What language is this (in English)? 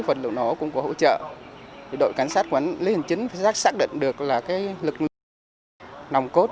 Vietnamese